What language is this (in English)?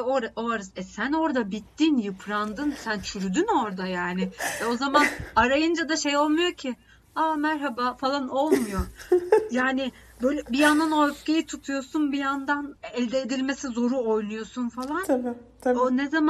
Turkish